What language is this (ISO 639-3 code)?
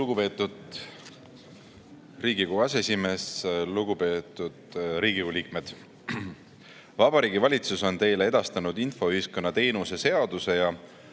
est